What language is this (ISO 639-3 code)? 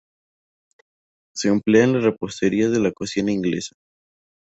spa